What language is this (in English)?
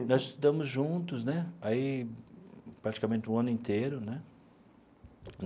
Portuguese